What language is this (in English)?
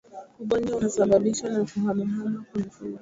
Swahili